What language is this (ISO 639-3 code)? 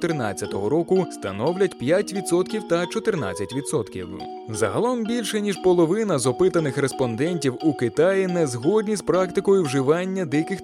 ukr